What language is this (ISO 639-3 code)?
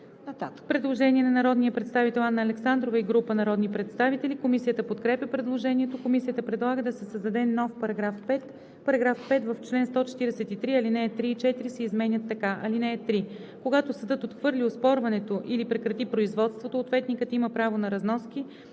bul